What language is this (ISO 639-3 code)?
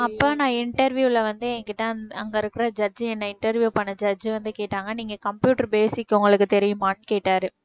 tam